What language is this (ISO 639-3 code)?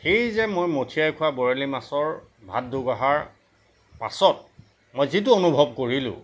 asm